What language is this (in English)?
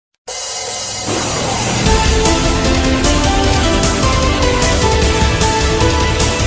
Thai